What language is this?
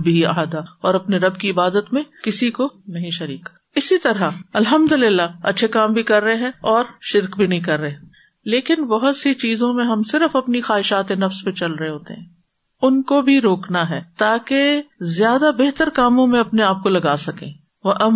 Urdu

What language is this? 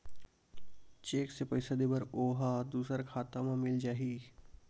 Chhattisgarhi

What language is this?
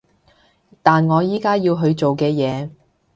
Cantonese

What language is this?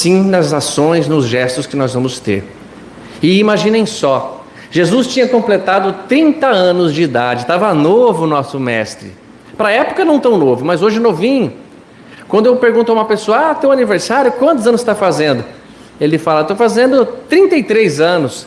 Portuguese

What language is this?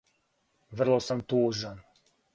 Serbian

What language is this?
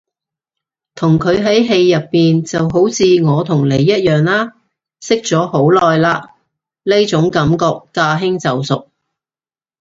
Cantonese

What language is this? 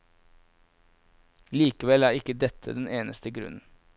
Norwegian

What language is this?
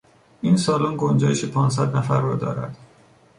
Persian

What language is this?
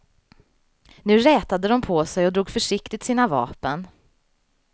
Swedish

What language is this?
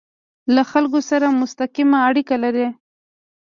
Pashto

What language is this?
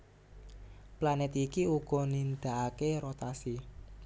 Javanese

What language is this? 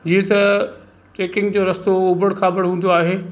Sindhi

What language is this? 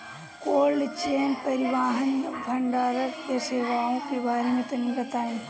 Bhojpuri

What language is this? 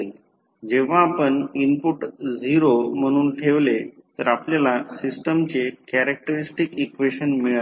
Marathi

